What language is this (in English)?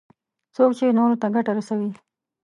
Pashto